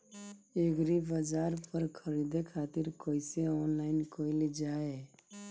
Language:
Bhojpuri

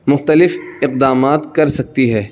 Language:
Urdu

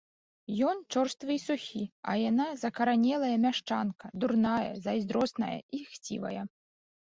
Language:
Belarusian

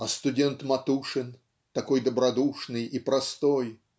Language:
Russian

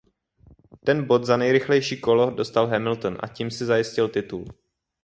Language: Czech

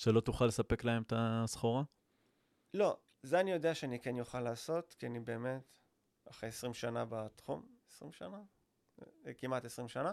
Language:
Hebrew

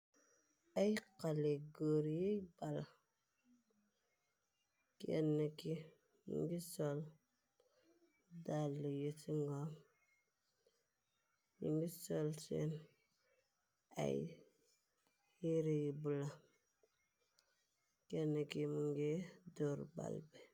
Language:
Wolof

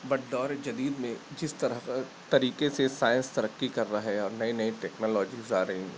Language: Urdu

